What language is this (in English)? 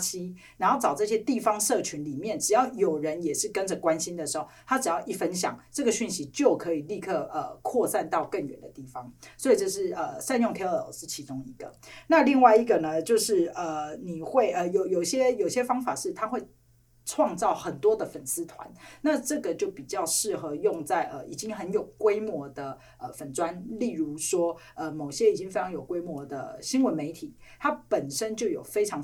Chinese